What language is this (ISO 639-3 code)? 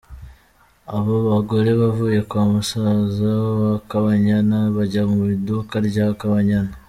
kin